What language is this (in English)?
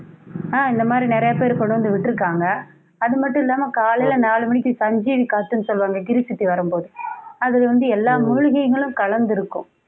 Tamil